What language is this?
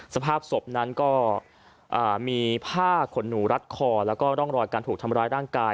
Thai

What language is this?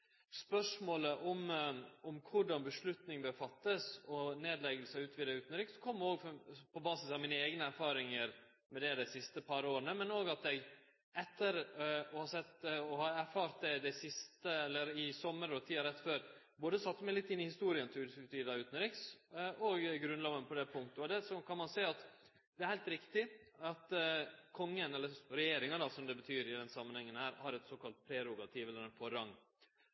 Norwegian Nynorsk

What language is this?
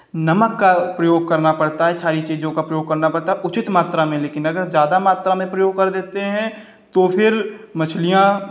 Hindi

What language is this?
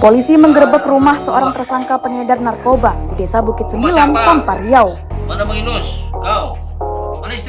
Indonesian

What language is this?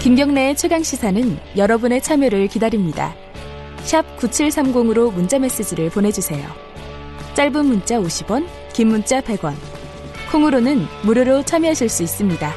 Korean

